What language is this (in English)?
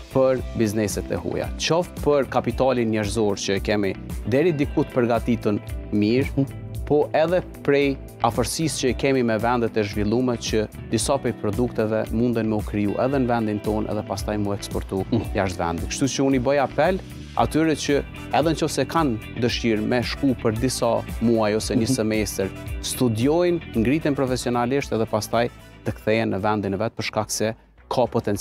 Romanian